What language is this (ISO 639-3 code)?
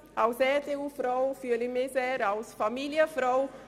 gsw